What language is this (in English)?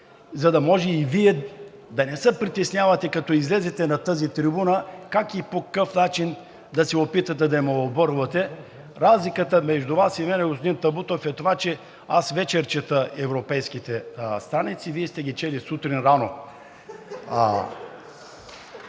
Bulgarian